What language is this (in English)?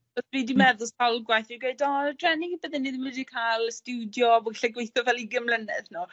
Welsh